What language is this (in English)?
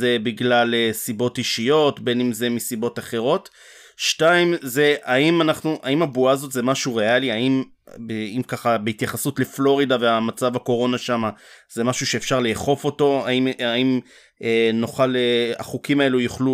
Hebrew